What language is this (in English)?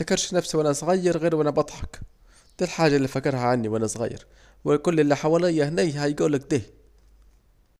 Saidi Arabic